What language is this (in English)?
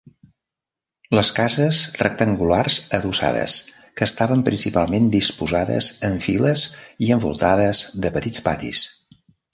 Catalan